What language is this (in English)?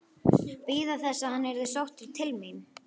Icelandic